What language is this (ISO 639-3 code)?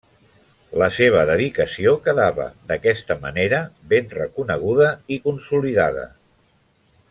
cat